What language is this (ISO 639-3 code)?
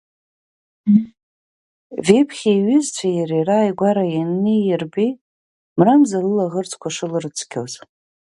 abk